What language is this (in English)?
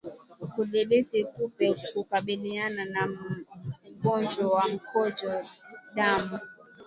Swahili